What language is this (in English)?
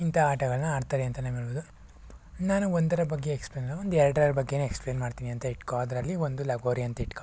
Kannada